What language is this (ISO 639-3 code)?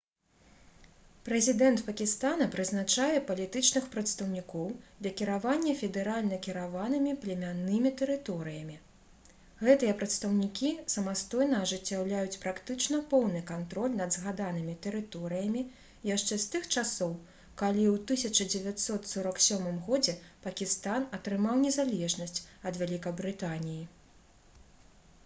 bel